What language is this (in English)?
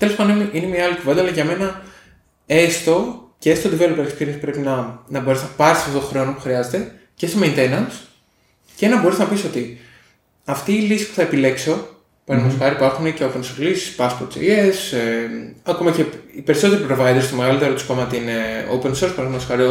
Greek